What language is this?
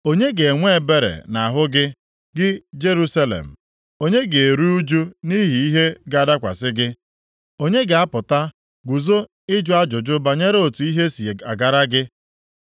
Igbo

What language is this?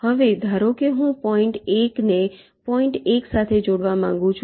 Gujarati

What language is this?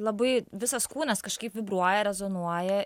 Lithuanian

